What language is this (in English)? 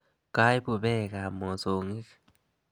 Kalenjin